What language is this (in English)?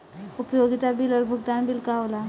Bhojpuri